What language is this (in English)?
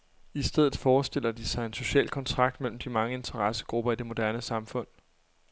Danish